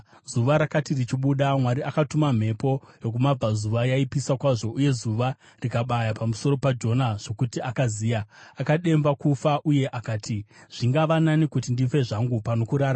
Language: Shona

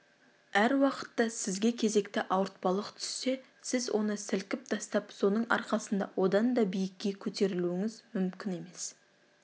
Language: Kazakh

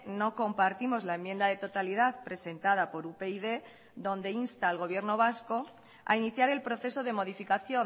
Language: Spanish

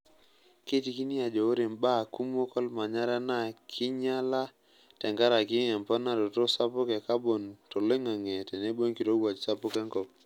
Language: Masai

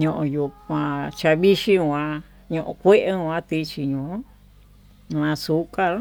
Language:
Tututepec Mixtec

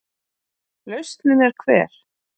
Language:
Icelandic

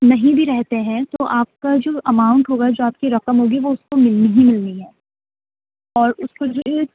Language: Urdu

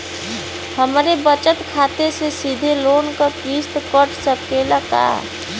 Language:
Bhojpuri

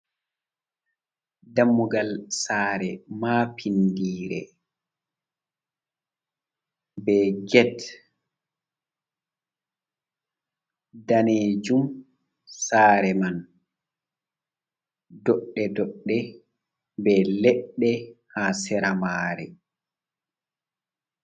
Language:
Fula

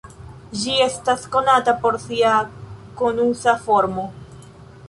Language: Esperanto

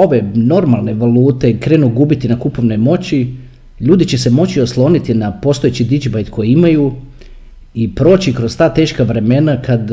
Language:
Croatian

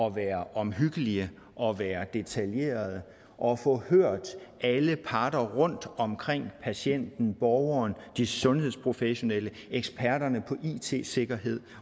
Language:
Danish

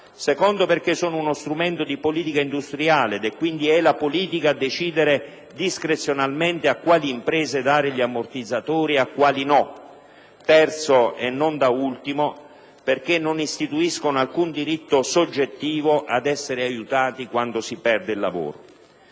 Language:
Italian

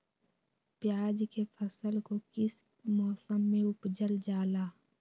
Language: Magahi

